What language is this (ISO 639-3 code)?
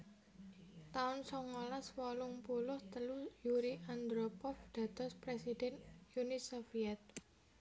jav